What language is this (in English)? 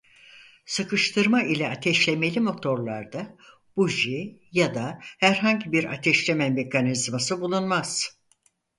Turkish